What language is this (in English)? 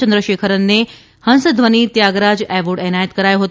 Gujarati